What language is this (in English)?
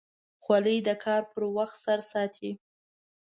Pashto